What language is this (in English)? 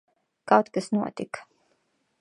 Latvian